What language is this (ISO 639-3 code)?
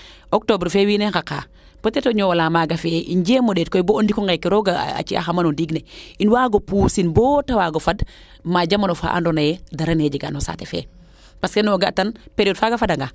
srr